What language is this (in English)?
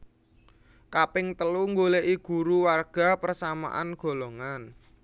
Javanese